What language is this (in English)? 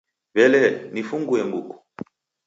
Taita